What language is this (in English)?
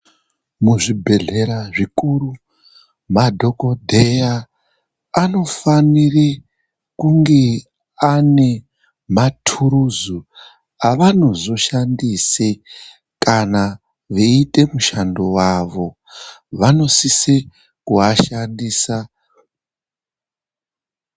Ndau